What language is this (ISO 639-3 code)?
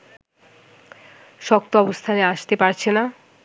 ben